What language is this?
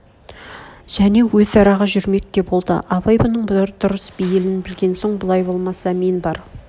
Kazakh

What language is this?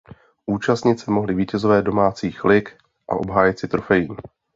Czech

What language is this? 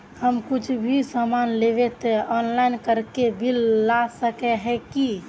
Magahi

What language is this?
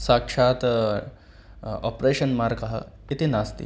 Sanskrit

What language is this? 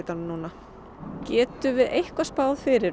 Icelandic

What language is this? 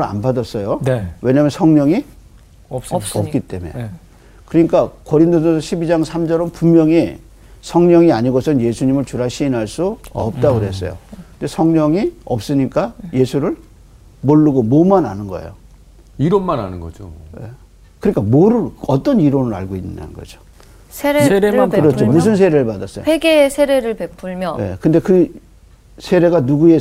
Korean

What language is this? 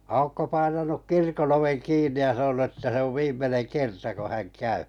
Finnish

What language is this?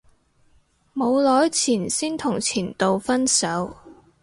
Cantonese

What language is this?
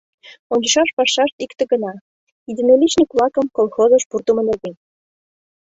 Mari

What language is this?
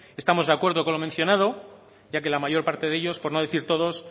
Spanish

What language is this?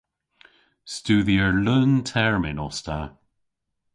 Cornish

